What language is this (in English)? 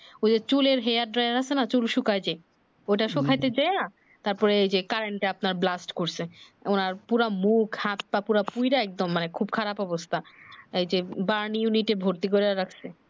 Bangla